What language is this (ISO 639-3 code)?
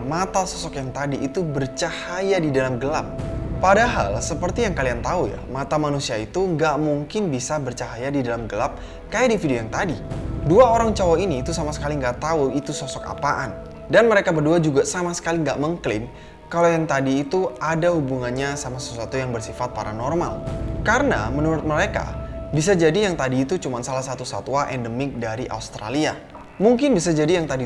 ind